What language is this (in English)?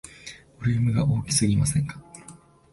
Japanese